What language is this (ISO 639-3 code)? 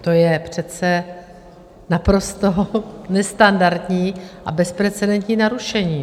ces